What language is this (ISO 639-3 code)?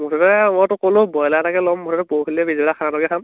asm